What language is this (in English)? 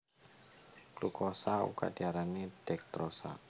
Javanese